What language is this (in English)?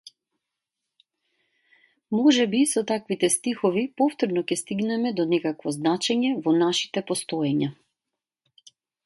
Macedonian